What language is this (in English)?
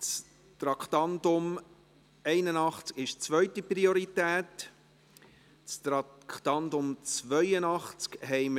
Swiss German